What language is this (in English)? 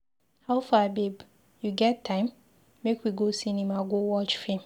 Nigerian Pidgin